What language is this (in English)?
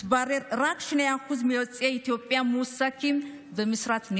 Hebrew